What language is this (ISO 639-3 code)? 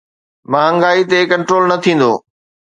snd